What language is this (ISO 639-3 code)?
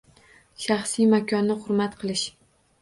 uzb